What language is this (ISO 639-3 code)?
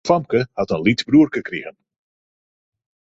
fry